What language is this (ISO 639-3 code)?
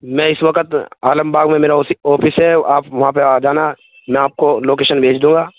urd